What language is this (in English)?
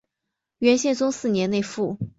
Chinese